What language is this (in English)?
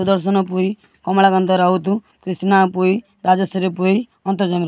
Odia